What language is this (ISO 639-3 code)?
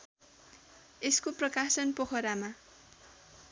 nep